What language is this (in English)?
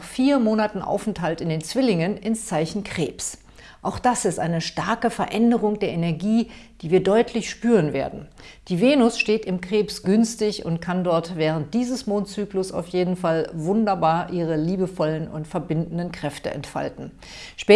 German